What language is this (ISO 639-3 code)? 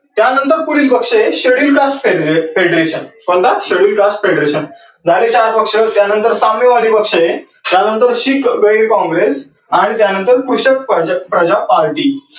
mar